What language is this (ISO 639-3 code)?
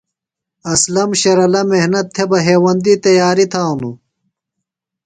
phl